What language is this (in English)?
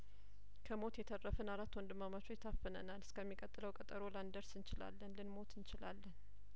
Amharic